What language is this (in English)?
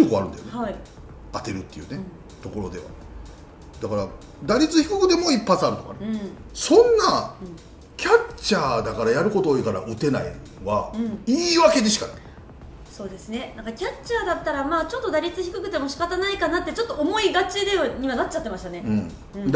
Japanese